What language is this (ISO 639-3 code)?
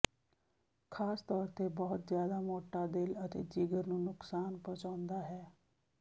pan